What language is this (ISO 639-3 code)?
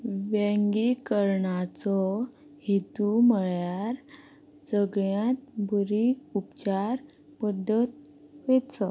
kok